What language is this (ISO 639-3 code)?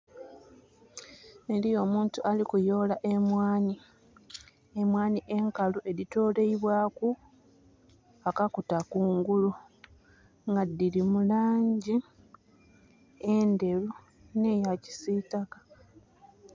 xog